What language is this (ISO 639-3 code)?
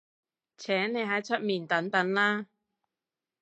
yue